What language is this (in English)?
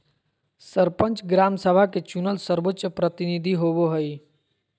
Magahi